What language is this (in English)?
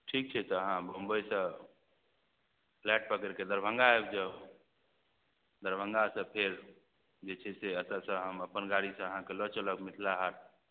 Maithili